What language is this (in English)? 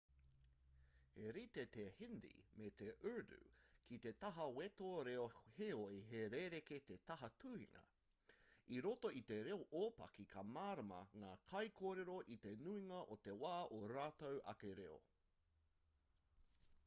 Māori